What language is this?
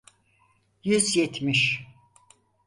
Turkish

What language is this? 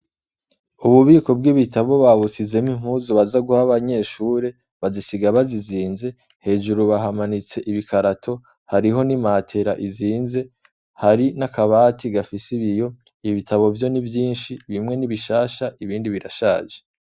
Rundi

